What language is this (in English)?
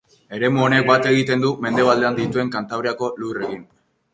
Basque